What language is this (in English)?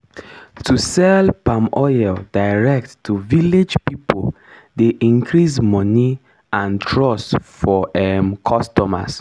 Nigerian Pidgin